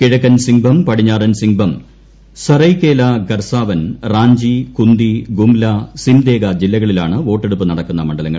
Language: Malayalam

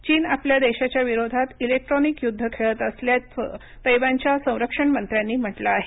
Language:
Marathi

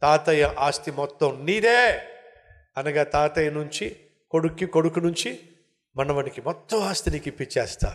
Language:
Telugu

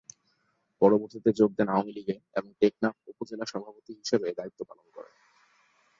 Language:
Bangla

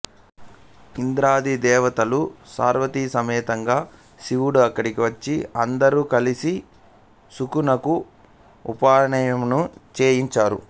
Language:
Telugu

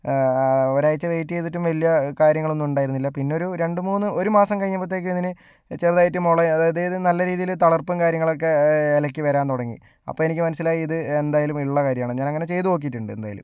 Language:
Malayalam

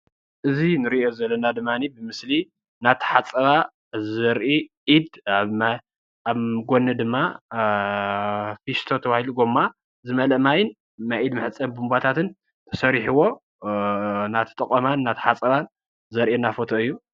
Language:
Tigrinya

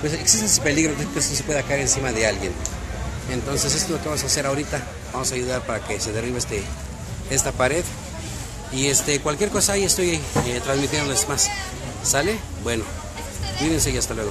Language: Spanish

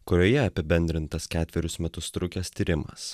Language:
Lithuanian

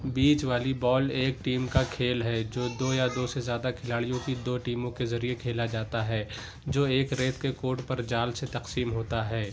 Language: Urdu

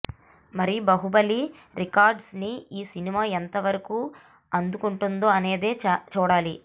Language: Telugu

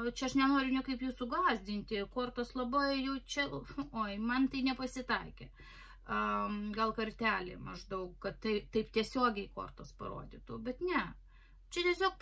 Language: Lithuanian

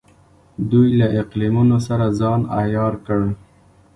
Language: Pashto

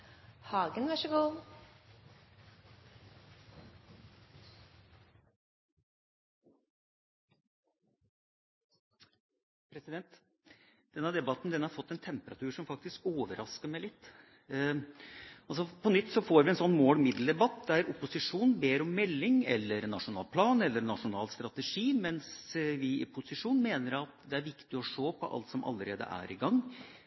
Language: Norwegian Bokmål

